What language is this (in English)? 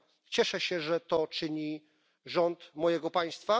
Polish